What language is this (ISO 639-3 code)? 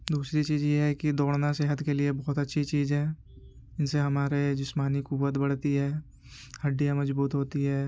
urd